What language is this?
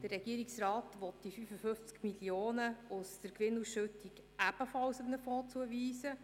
Swiss German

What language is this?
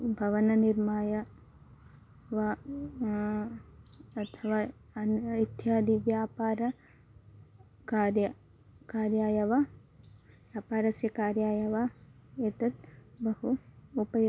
Sanskrit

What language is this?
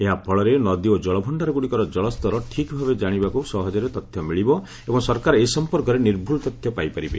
Odia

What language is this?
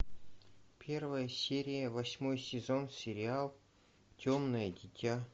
Russian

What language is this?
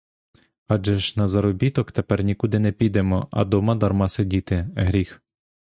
Ukrainian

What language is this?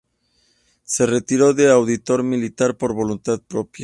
Spanish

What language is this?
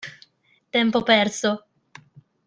Italian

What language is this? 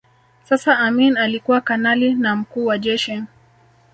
Swahili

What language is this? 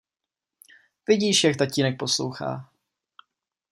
Czech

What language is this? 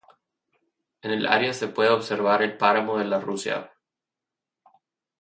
Spanish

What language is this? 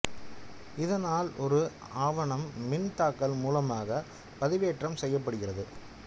Tamil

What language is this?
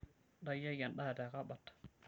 Masai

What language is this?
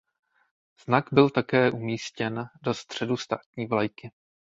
Czech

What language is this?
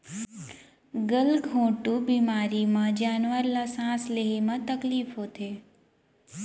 Chhattisgarhi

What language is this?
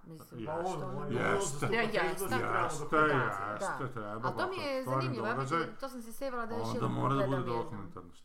Croatian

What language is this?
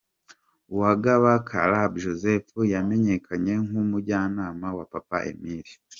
Kinyarwanda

